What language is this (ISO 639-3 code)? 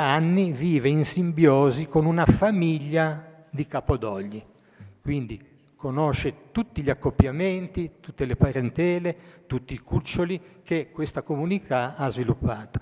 ita